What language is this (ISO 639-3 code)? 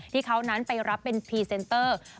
tha